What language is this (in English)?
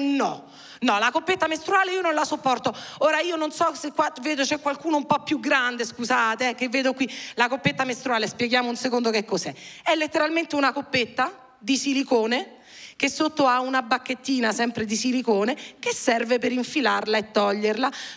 Italian